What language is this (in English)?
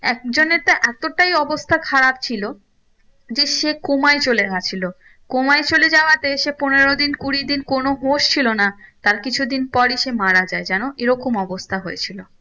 Bangla